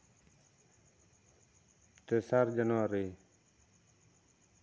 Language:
Santali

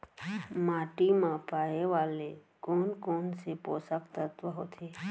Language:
Chhattisgarhi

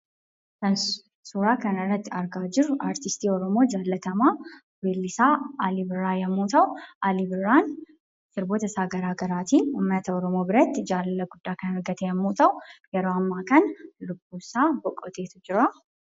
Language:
Oromo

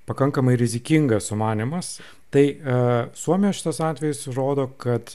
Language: Lithuanian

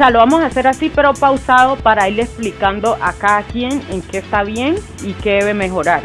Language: Spanish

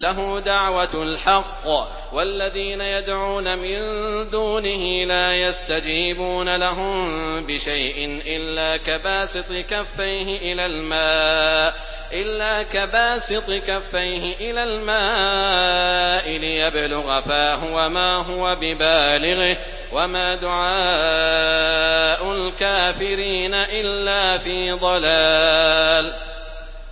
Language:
Arabic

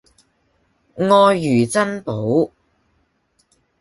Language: Cantonese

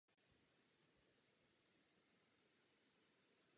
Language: Czech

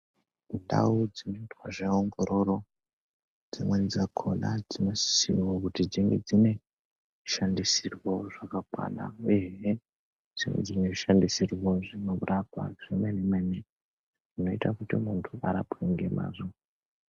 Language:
Ndau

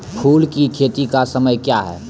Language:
Maithili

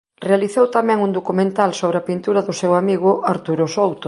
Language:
Galician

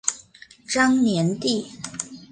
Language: Chinese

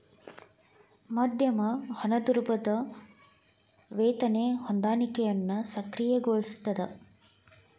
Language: Kannada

